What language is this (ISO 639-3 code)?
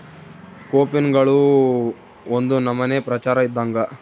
kan